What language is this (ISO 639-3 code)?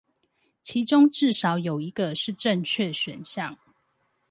zho